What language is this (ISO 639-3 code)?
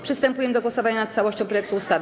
pol